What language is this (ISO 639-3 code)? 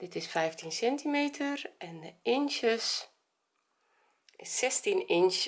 nld